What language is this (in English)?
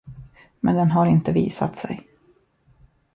Swedish